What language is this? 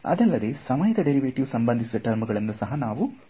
Kannada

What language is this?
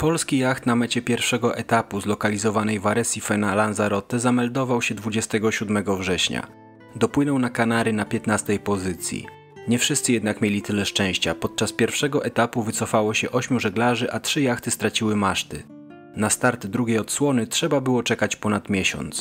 Polish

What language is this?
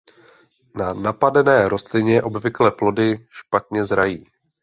Czech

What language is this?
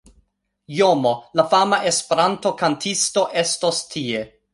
Esperanto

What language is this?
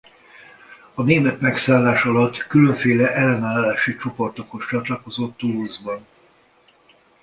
Hungarian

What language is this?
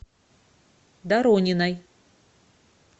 Russian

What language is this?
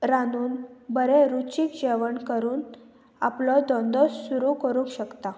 Konkani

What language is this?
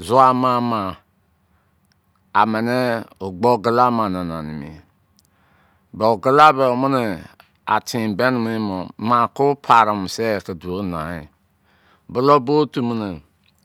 Izon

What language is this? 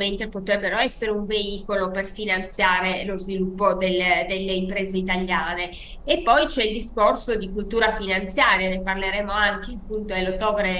Italian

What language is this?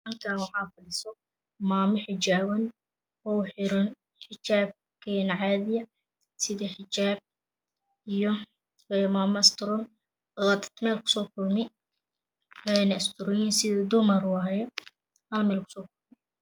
Somali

